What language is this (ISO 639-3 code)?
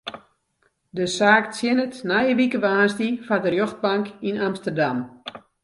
fry